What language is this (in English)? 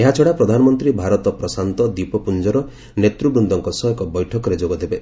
Odia